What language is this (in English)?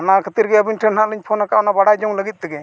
Santali